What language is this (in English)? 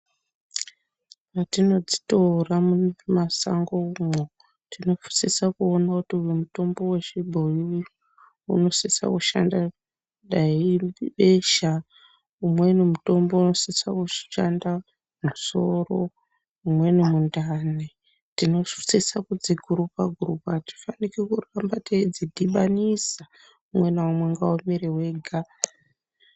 Ndau